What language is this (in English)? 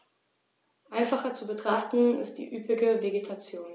German